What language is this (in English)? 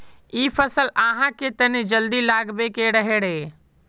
Magahi